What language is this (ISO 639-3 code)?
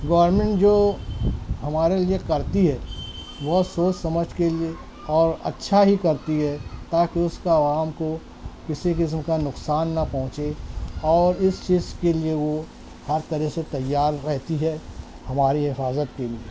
urd